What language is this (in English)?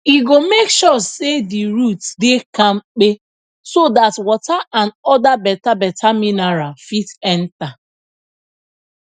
Nigerian Pidgin